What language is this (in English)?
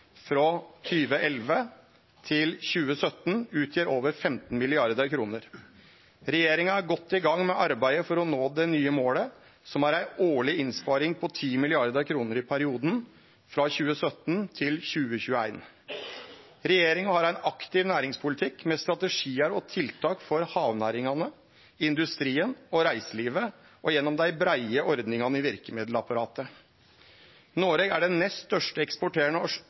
Norwegian Nynorsk